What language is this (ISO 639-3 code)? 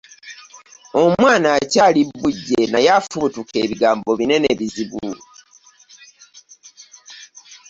lug